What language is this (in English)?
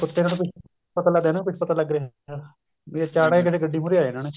Punjabi